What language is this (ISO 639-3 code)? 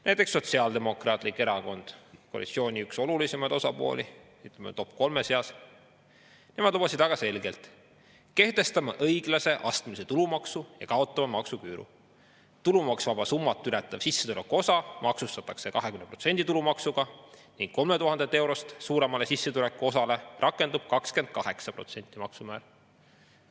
est